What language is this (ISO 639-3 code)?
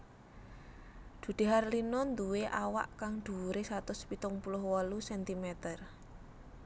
jav